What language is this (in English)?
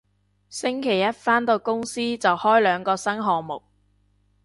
Cantonese